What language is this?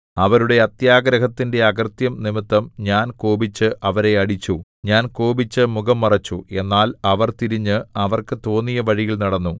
Malayalam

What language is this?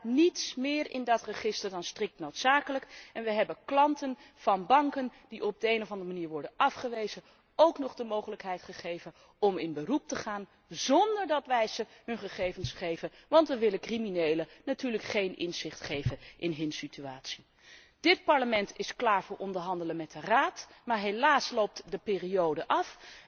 Dutch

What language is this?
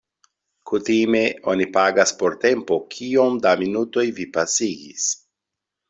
Esperanto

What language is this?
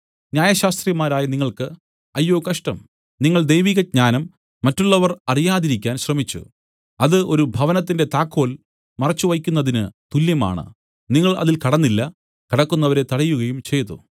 Malayalam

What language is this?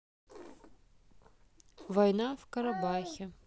Russian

